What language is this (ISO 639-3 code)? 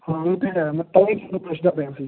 pan